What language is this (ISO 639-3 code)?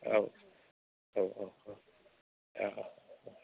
brx